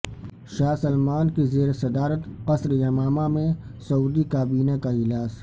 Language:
Urdu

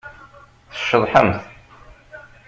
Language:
Kabyle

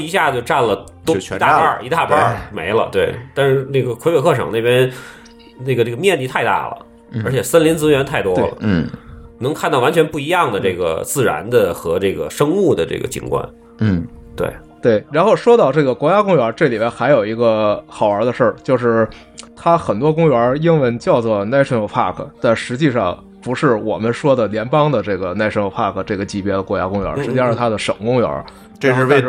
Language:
Chinese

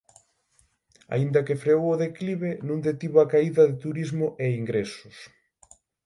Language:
Galician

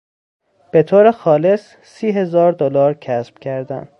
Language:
Persian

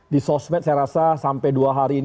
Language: Indonesian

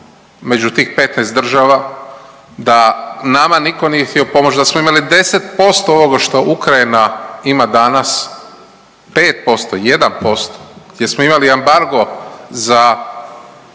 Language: Croatian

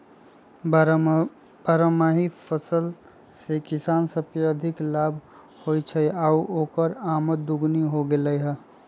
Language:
Magahi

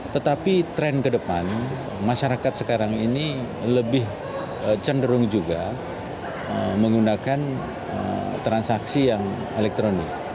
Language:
Indonesian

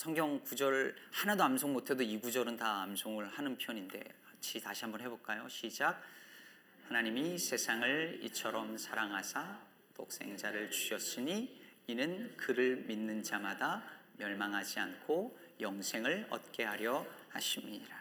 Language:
Korean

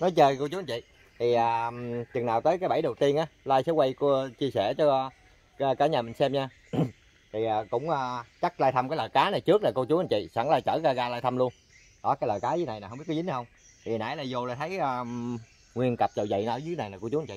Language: Vietnamese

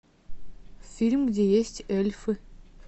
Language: Russian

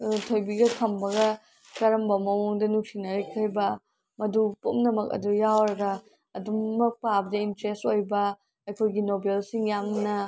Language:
Manipuri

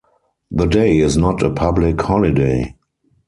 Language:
English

